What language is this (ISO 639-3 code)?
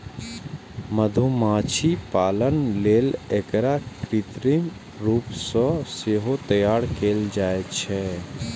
mai